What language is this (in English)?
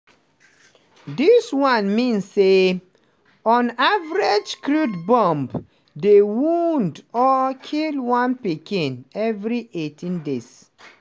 Nigerian Pidgin